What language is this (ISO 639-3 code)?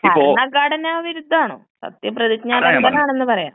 mal